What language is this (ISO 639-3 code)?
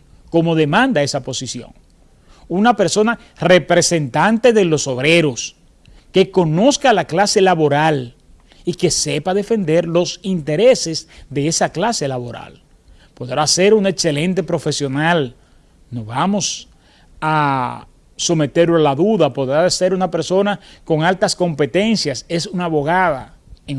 spa